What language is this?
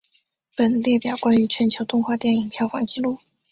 Chinese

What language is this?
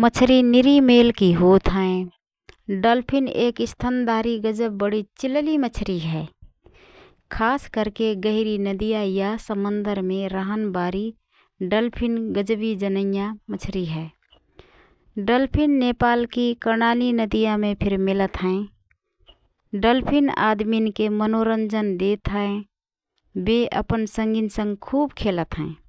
Rana Tharu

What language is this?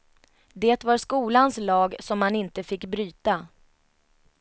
Swedish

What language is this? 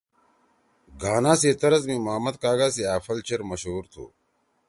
Torwali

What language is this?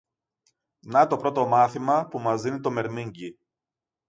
Greek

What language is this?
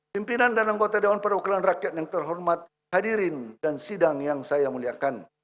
Indonesian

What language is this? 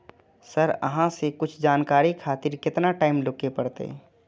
Maithili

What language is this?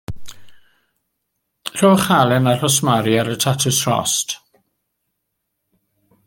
Welsh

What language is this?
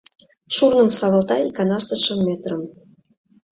Mari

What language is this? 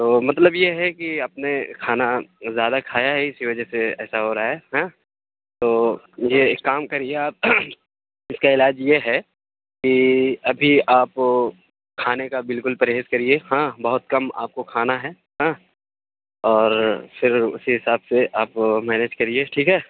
Urdu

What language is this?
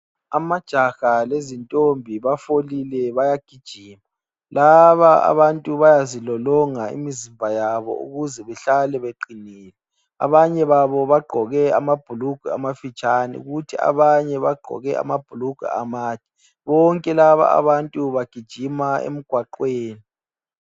North Ndebele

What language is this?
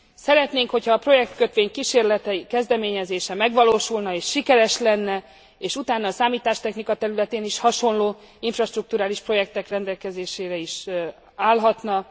Hungarian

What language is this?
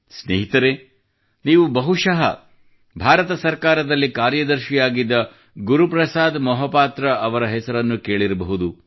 Kannada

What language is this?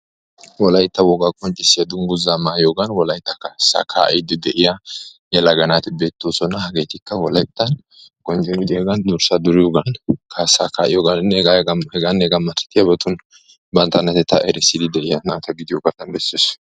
Wolaytta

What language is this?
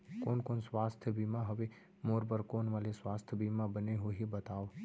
Chhattisgarhi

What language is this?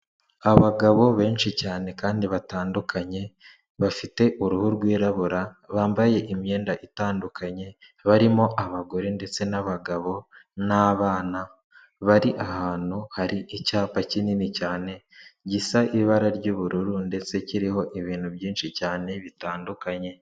Kinyarwanda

